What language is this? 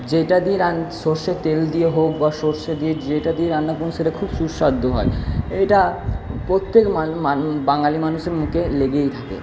Bangla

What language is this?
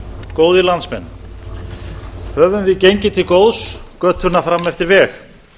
Icelandic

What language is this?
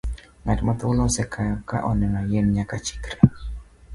Luo (Kenya and Tanzania)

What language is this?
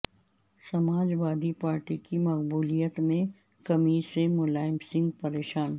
Urdu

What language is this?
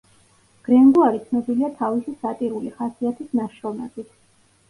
Georgian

